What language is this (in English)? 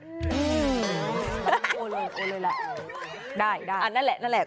Thai